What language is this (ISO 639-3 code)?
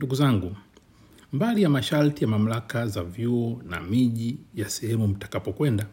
swa